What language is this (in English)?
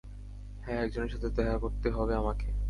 Bangla